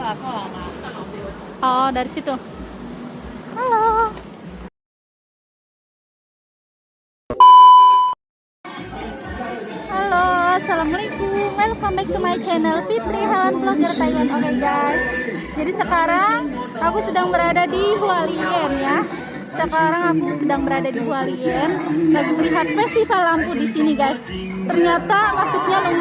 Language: Indonesian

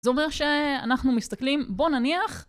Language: Hebrew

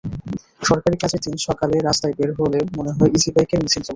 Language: Bangla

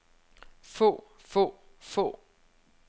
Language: Danish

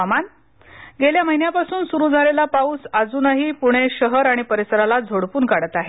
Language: Marathi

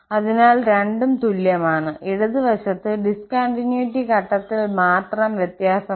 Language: Malayalam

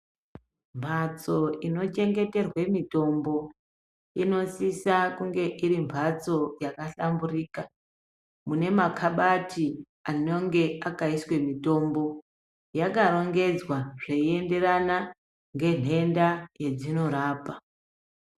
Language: Ndau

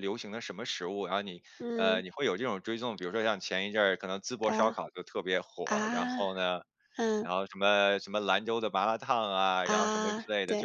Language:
Chinese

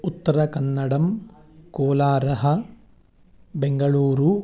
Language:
Sanskrit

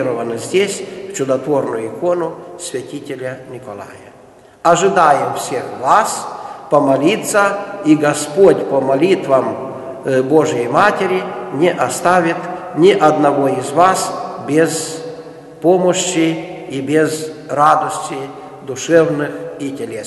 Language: Russian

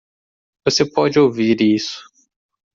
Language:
Portuguese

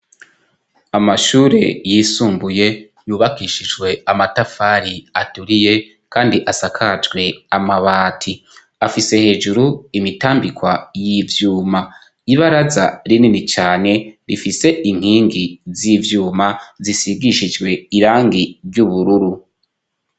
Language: Rundi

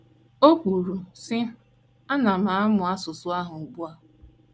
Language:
Igbo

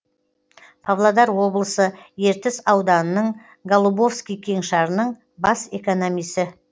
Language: Kazakh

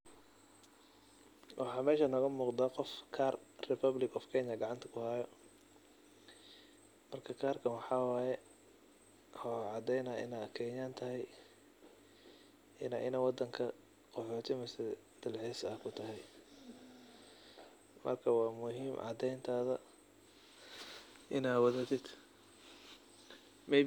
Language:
Somali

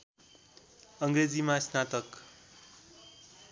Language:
Nepali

